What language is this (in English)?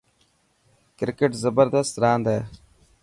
Dhatki